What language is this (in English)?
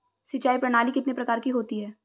Hindi